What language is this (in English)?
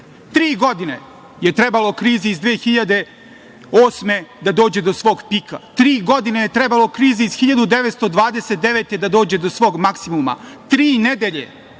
Serbian